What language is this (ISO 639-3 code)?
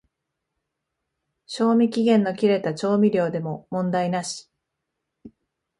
jpn